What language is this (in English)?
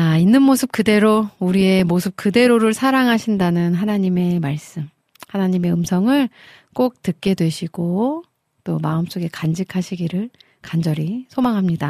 Korean